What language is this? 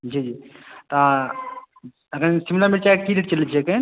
Maithili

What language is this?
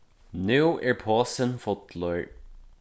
Faroese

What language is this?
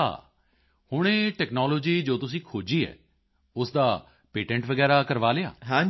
Punjabi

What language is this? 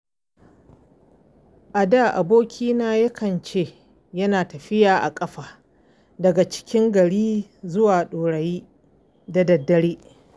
Hausa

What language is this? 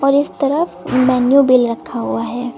Hindi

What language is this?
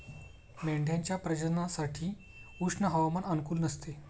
Marathi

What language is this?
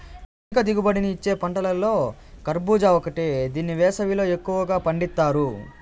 Telugu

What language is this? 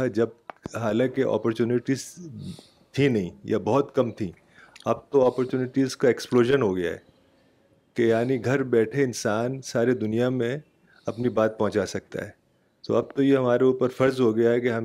Urdu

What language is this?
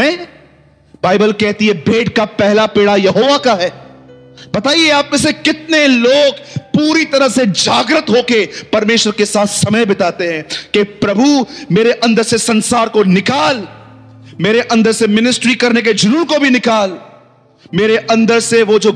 Hindi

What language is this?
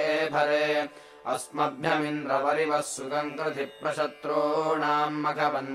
Kannada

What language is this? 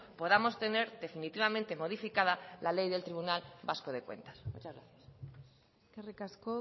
Spanish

